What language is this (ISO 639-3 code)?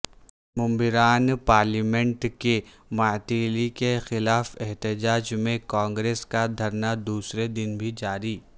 urd